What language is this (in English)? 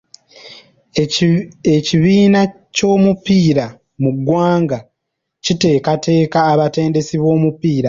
Ganda